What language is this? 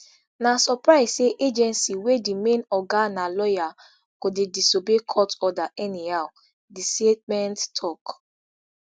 Nigerian Pidgin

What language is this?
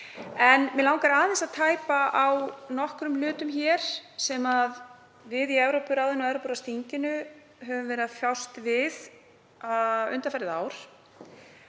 Icelandic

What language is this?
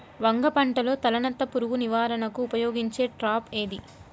Telugu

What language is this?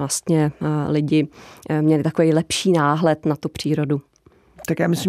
Czech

